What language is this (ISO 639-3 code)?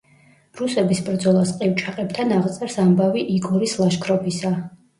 kat